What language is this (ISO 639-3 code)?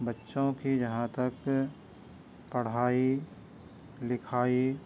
urd